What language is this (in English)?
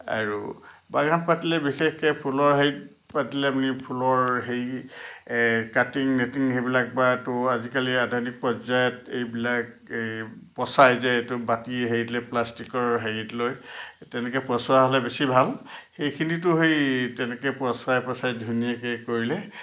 Assamese